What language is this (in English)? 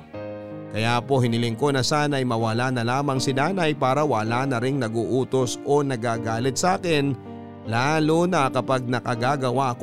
Filipino